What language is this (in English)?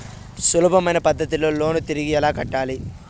Telugu